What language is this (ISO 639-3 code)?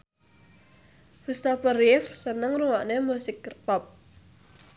jav